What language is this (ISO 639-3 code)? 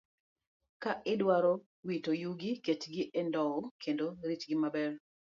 luo